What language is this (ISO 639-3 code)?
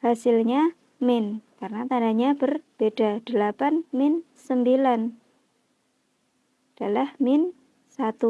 ind